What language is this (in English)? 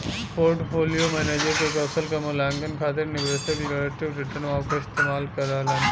Bhojpuri